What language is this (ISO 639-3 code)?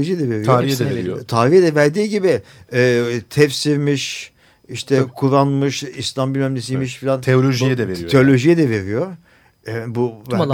tur